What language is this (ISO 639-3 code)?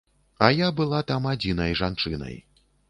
bel